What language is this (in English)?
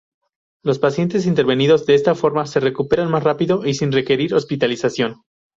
Spanish